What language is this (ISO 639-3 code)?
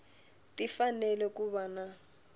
tso